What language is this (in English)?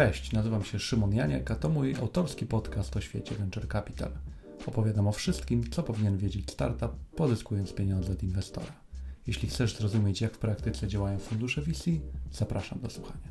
Polish